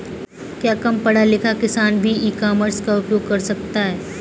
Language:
Hindi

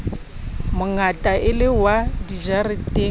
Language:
Southern Sotho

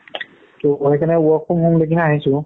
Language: Assamese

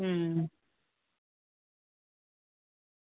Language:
Dogri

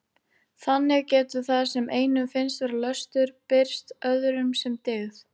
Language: Icelandic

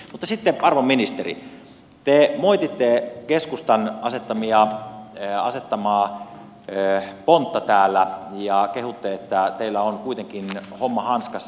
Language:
Finnish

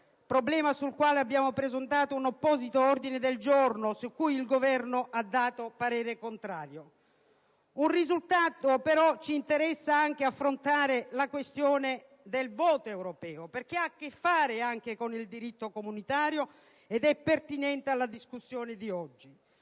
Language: Italian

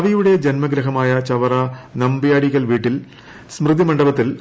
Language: Malayalam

